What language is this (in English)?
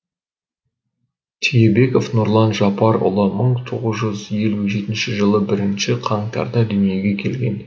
Kazakh